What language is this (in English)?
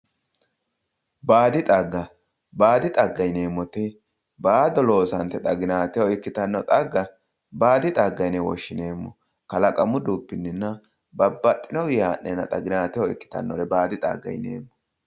Sidamo